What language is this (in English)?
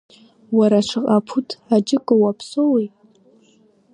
Abkhazian